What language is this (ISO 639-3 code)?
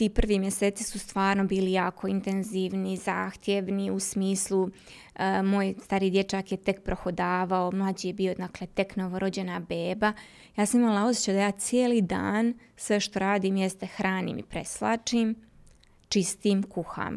hrv